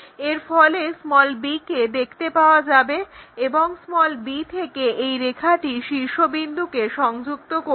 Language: Bangla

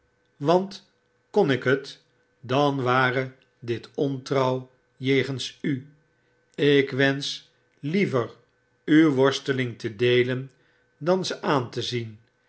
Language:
Dutch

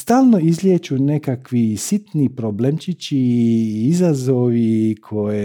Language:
Croatian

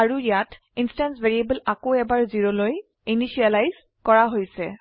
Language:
Assamese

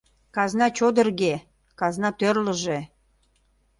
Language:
Mari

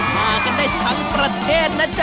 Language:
Thai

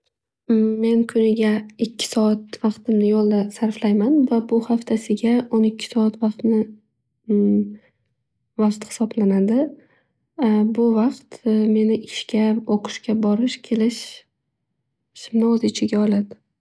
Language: Uzbek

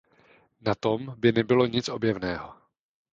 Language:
Czech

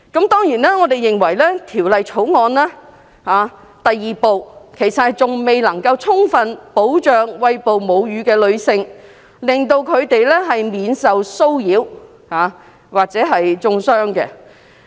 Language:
Cantonese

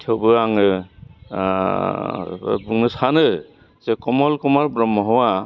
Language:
Bodo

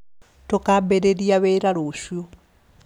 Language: Kikuyu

